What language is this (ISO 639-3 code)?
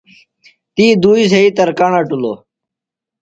phl